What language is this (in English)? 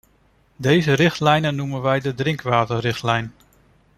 Dutch